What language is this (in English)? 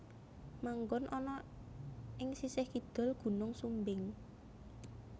Javanese